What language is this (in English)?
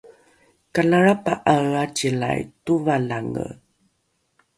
Rukai